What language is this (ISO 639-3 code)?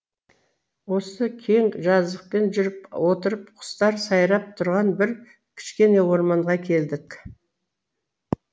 kaz